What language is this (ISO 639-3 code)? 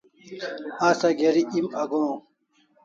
kls